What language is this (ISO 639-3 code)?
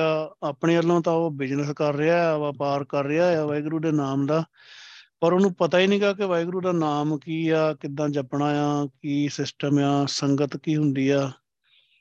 pan